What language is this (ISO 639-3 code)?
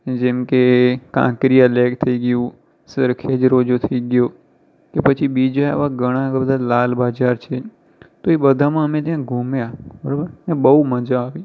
guj